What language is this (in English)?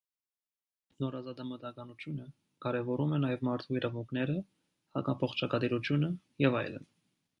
Armenian